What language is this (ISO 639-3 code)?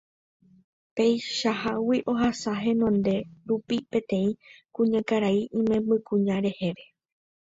grn